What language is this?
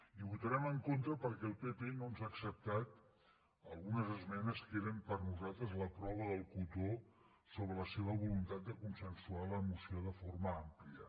Catalan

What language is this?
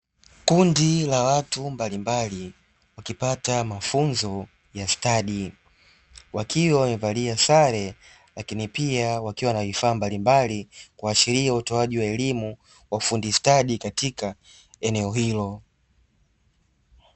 Swahili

